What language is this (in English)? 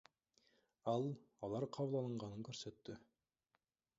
Kyrgyz